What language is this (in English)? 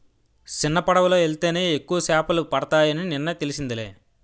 Telugu